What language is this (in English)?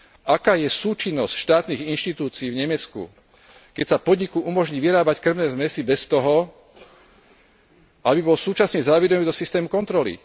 Slovak